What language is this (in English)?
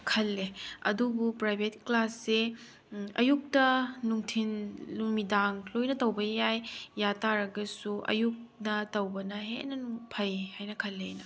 Manipuri